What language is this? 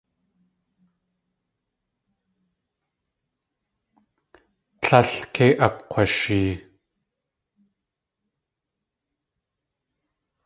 Tlingit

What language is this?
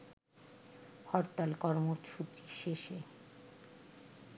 Bangla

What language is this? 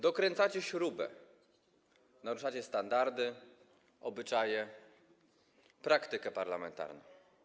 Polish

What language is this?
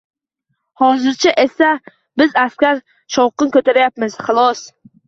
Uzbek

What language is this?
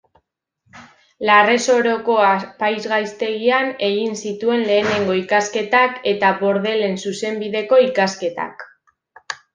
Basque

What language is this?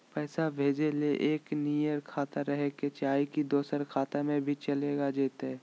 Magahi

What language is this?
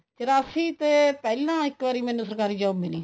Punjabi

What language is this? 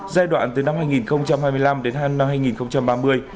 Vietnamese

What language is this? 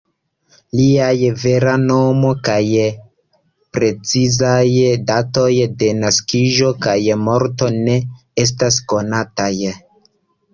Esperanto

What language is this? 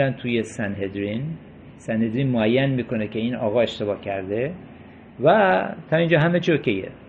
Persian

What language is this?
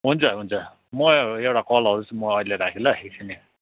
Nepali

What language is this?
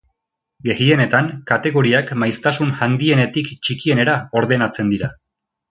Basque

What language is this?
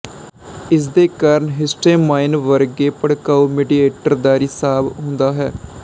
Punjabi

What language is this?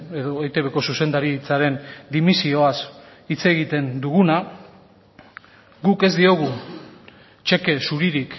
Basque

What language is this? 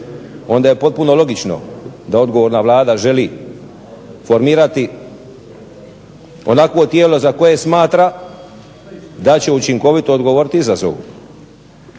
Croatian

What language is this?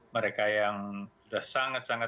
Indonesian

